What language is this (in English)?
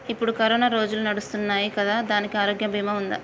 Telugu